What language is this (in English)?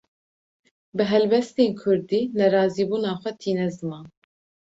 Kurdish